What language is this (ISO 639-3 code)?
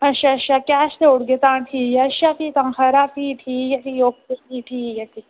doi